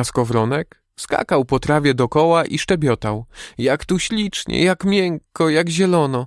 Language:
Polish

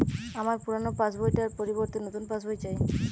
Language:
Bangla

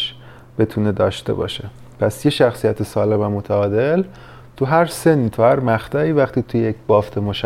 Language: Persian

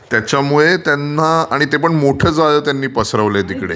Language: Marathi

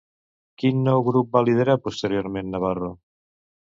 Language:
Catalan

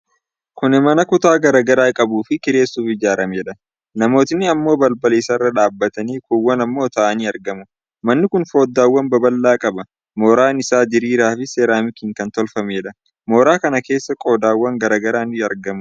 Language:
Oromo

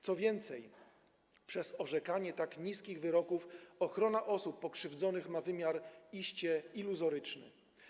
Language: Polish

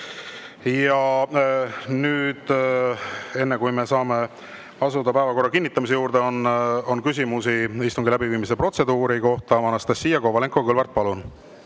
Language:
Estonian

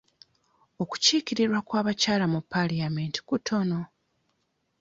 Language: Ganda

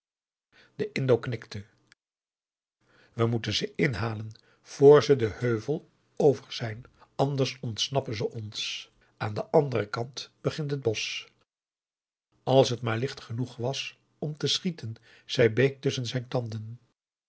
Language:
Dutch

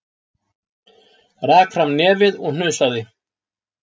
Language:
Icelandic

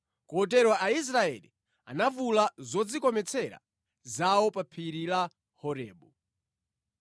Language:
Nyanja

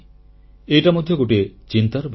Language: Odia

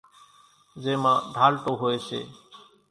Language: Kachi Koli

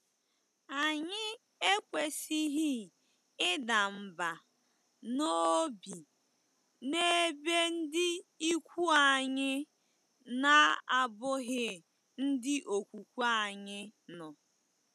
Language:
Igbo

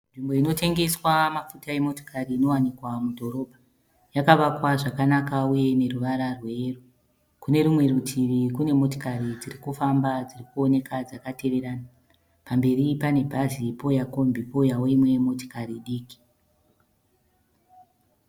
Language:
Shona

